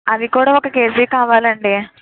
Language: Telugu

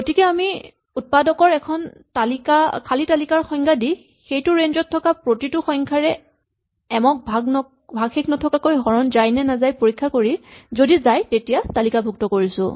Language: Assamese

